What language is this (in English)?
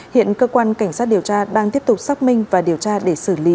Vietnamese